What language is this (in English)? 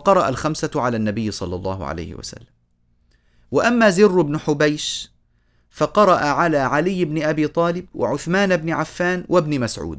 Arabic